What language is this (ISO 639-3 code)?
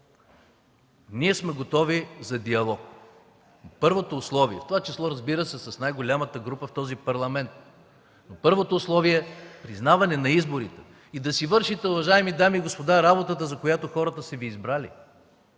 bul